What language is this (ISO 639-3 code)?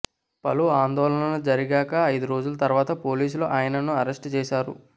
tel